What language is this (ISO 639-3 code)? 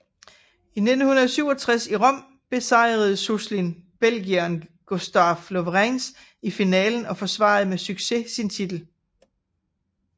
dan